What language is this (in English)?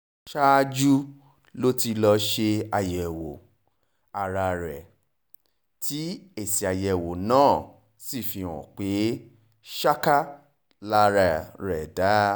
Yoruba